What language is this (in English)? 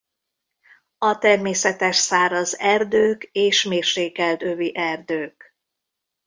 Hungarian